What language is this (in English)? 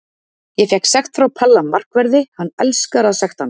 Icelandic